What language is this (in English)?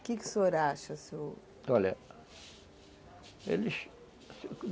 Portuguese